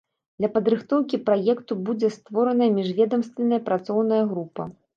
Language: Belarusian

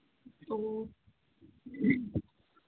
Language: Manipuri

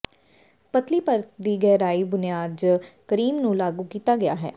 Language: Punjabi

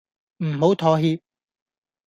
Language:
Cantonese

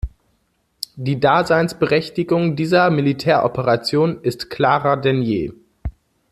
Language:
German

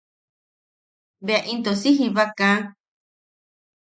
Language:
Yaqui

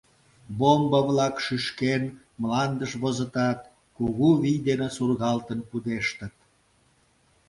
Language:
Mari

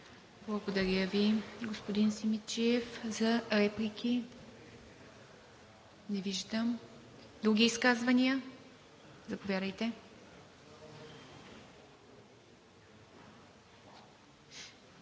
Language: Bulgarian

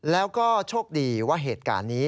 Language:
Thai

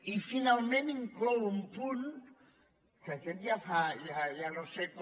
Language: Catalan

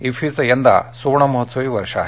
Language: Marathi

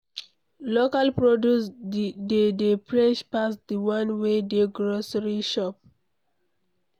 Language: Nigerian Pidgin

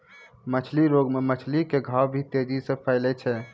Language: Maithili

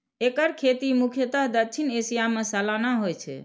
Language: Maithili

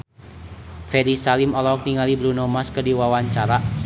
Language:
Sundanese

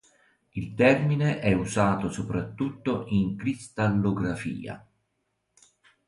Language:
Italian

